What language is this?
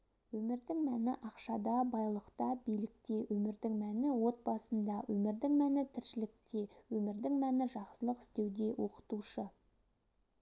Kazakh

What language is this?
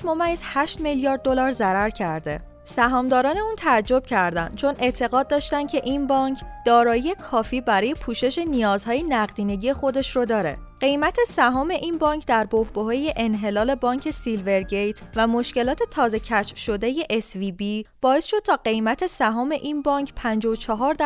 Persian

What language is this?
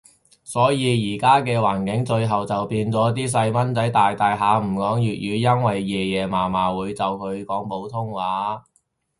Cantonese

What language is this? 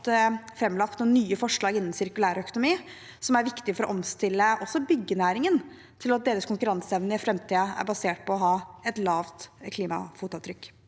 Norwegian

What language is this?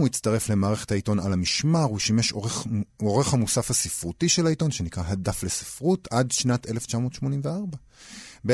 Hebrew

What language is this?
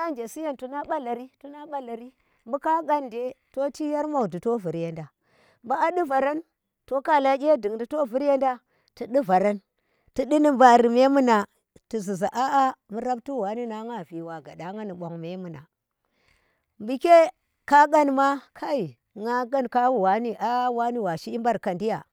Tera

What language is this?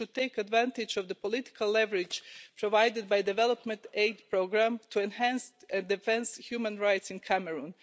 English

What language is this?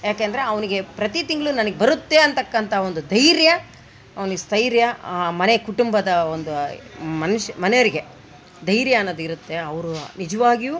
Kannada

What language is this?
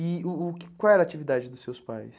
Portuguese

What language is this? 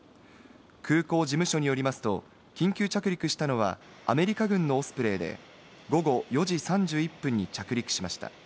Japanese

